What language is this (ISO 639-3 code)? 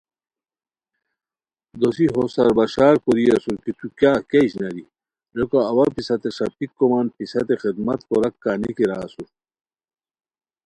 khw